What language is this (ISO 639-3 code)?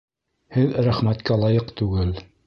bak